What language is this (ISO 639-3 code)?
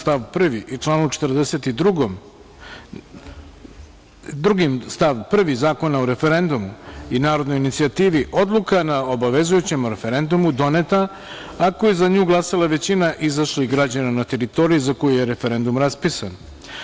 srp